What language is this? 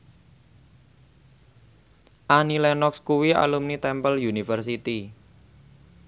Javanese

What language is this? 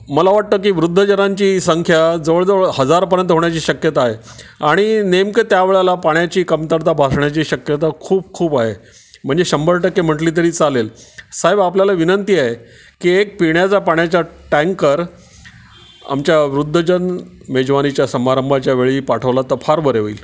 Marathi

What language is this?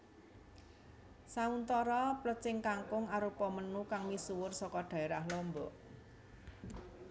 Javanese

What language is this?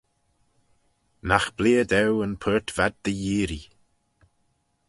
Manx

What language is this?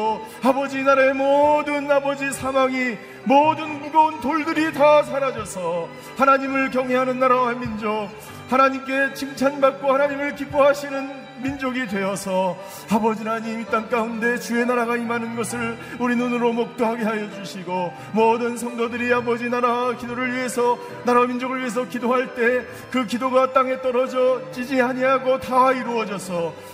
Korean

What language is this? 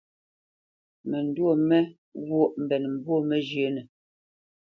Bamenyam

